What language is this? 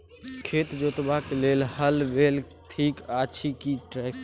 Maithili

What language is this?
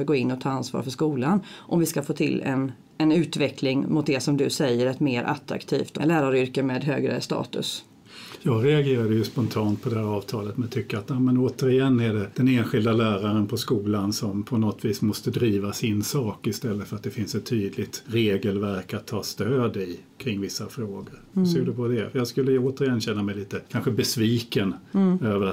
Swedish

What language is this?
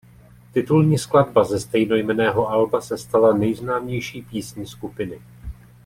Czech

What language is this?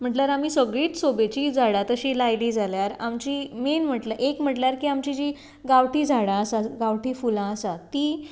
Konkani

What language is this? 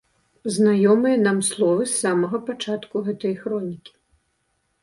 Belarusian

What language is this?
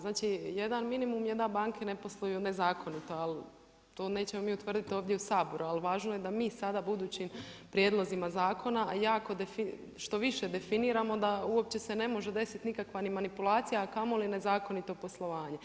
Croatian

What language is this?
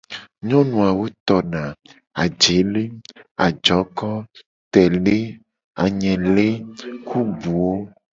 Gen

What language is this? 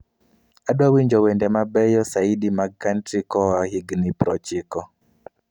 Luo (Kenya and Tanzania)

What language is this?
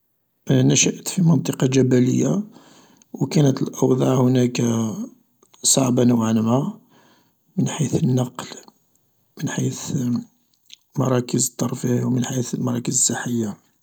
Algerian Arabic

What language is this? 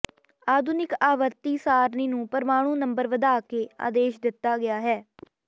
Punjabi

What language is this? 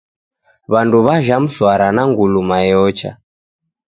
Taita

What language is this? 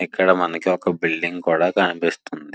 Telugu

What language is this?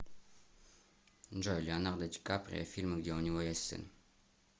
Russian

